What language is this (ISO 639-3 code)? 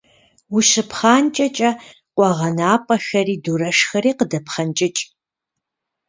kbd